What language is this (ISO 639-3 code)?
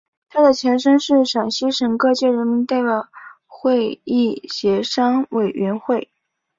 zho